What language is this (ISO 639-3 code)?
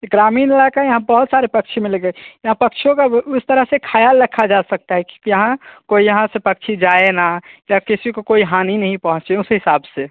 hin